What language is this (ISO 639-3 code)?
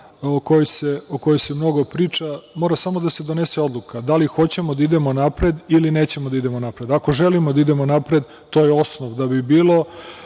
srp